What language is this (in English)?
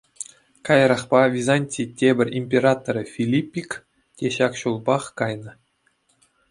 Chuvash